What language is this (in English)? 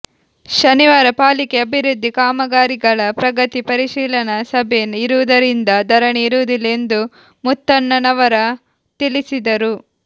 Kannada